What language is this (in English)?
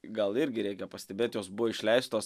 Lithuanian